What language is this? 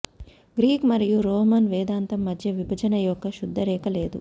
Telugu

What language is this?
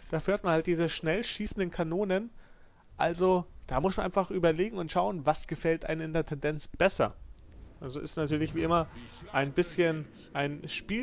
German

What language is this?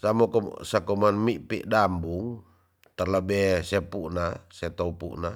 Tonsea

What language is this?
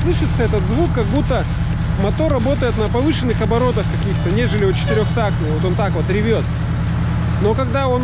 Russian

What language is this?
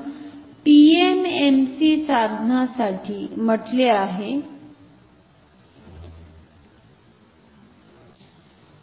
Marathi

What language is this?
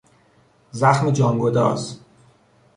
Persian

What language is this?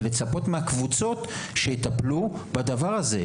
Hebrew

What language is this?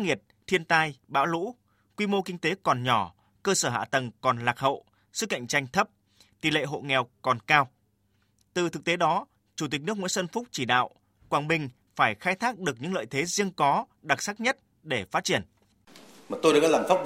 Vietnamese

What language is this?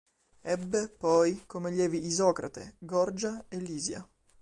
Italian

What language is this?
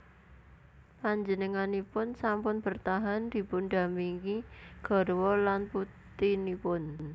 Javanese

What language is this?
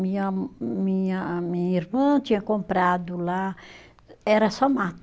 Portuguese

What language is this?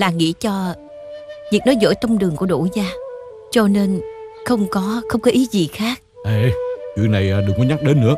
Vietnamese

